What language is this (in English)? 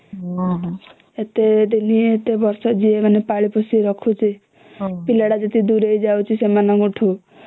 Odia